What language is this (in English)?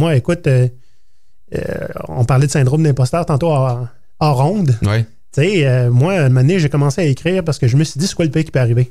French